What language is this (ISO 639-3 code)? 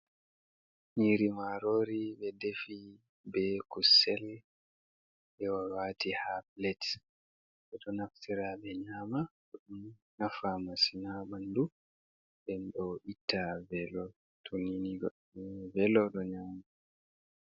ful